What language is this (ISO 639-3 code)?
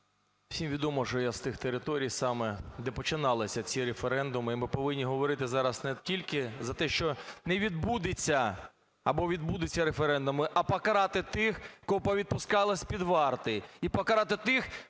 ukr